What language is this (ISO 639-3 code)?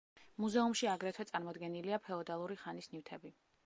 kat